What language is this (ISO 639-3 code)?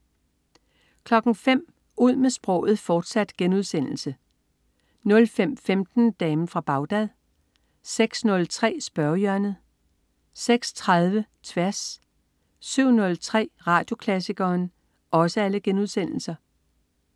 dan